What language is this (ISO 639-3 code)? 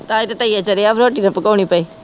pan